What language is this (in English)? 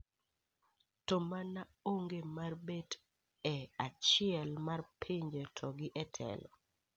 Luo (Kenya and Tanzania)